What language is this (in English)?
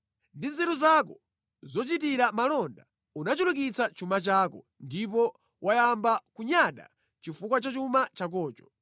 Nyanja